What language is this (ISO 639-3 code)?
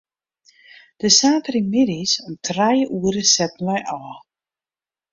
fry